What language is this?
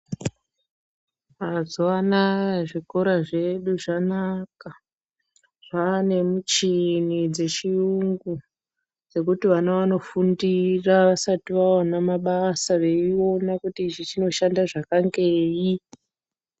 Ndau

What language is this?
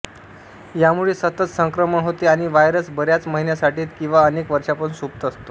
Marathi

